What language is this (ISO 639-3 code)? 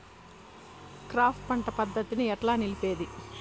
tel